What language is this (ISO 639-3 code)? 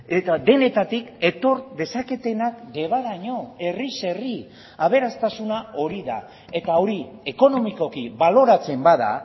eus